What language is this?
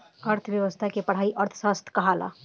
Bhojpuri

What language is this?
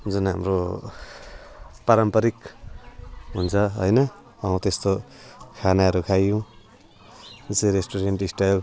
Nepali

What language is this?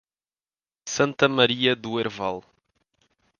Portuguese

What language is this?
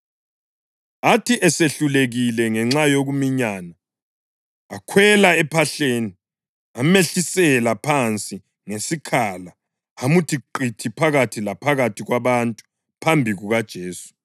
North Ndebele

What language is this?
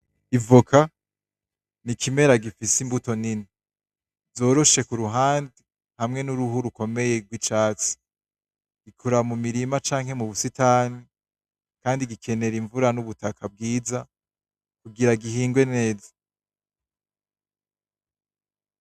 Rundi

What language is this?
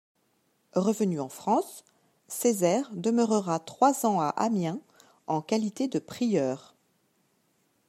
French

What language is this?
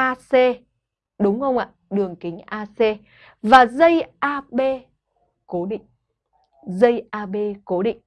Vietnamese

